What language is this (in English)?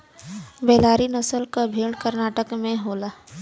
Bhojpuri